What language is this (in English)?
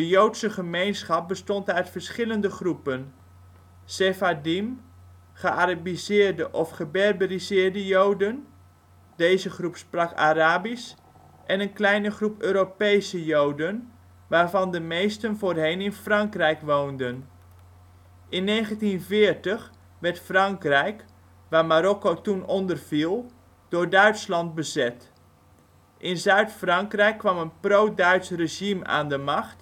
Dutch